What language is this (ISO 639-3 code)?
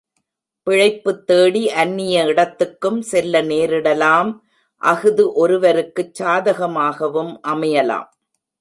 tam